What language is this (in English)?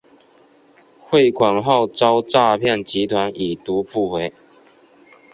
Chinese